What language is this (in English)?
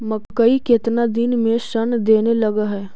Magahi